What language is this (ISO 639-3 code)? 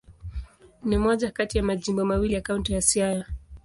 swa